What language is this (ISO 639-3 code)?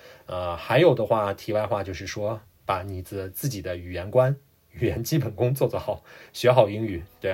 zho